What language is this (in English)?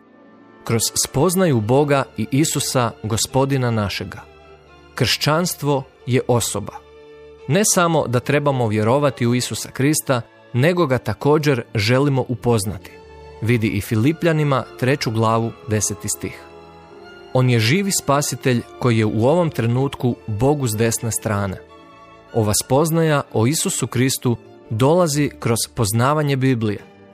Croatian